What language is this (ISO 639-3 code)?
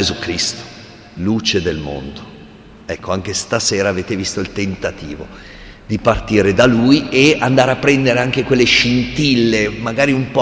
ita